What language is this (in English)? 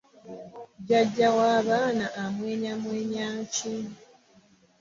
Ganda